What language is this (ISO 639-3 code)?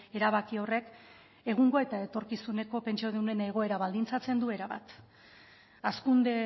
eus